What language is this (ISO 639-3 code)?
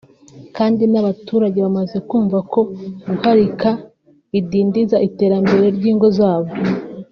kin